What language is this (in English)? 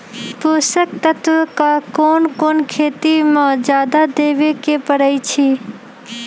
Magahi